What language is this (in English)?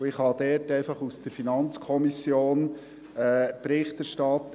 Swiss German